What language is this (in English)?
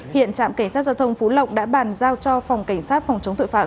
Vietnamese